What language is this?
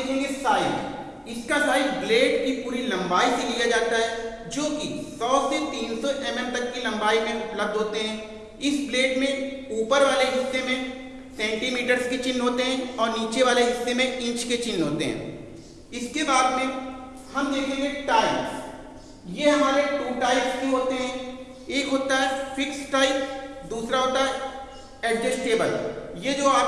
Hindi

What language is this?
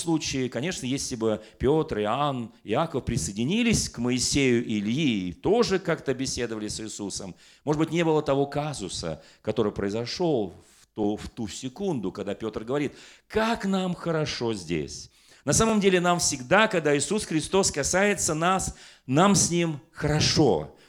Russian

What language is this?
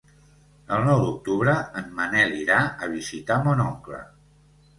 Catalan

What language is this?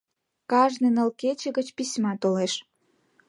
Mari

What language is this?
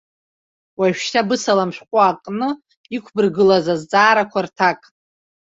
Abkhazian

